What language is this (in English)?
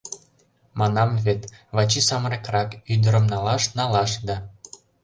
Mari